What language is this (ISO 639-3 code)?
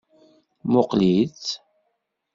kab